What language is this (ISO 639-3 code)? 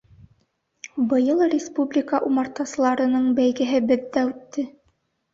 bak